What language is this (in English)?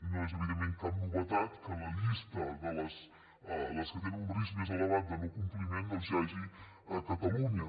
Catalan